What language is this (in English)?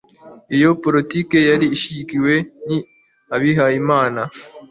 Kinyarwanda